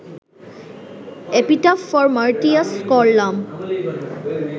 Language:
Bangla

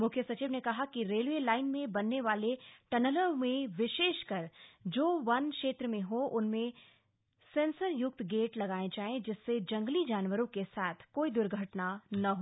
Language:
Hindi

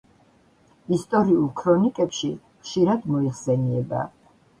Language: Georgian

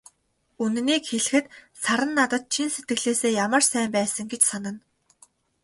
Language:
Mongolian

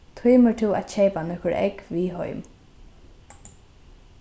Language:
Faroese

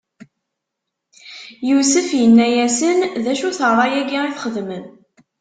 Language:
Kabyle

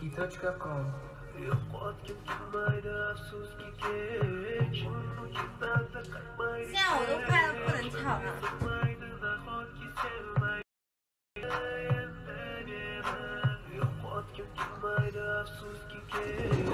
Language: Turkish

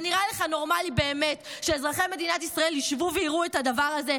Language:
Hebrew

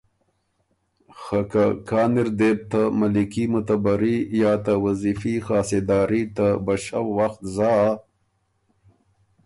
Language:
Ormuri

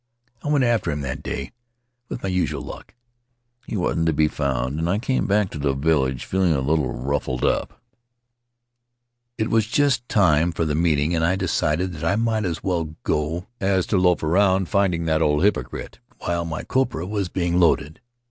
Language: English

